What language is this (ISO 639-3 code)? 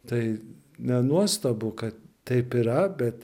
lit